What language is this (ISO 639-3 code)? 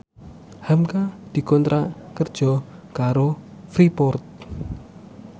jav